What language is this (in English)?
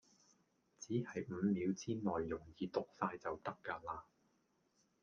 Cantonese